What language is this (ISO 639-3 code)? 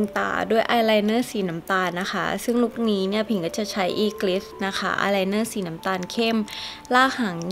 tha